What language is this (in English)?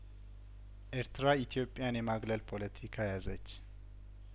Amharic